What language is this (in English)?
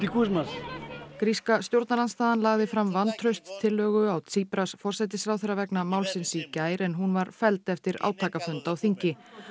Icelandic